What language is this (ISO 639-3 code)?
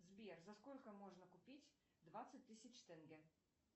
rus